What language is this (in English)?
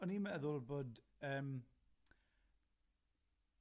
Welsh